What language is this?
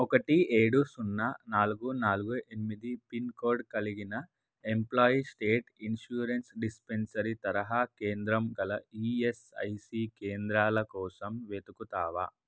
Telugu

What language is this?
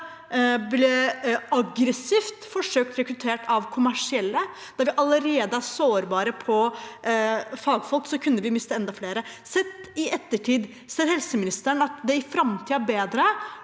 Norwegian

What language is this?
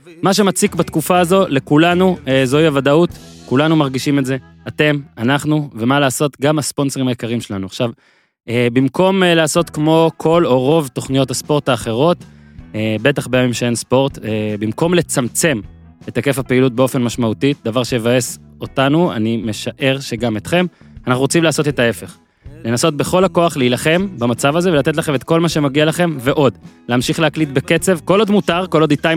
Hebrew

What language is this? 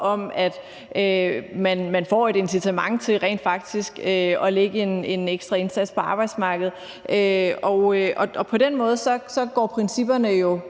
Danish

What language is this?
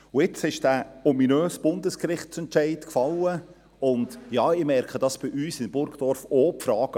Swiss German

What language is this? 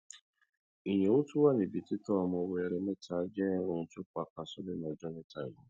Yoruba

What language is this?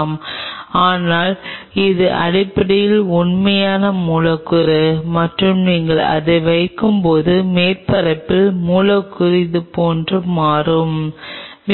Tamil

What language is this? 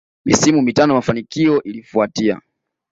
Swahili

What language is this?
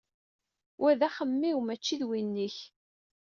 Kabyle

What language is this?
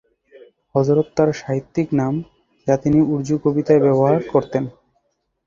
Bangla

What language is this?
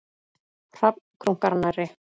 Icelandic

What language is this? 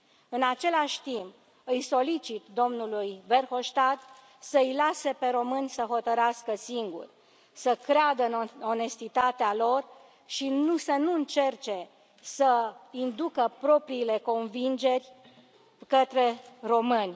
Romanian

